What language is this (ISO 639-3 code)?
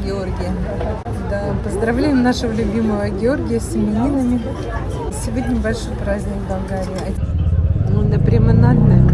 rus